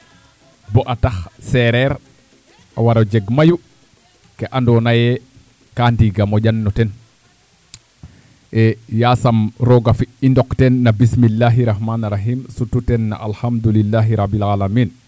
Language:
Serer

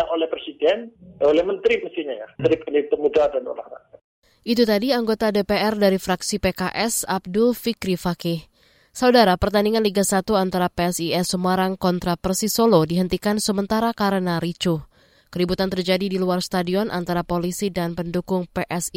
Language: Indonesian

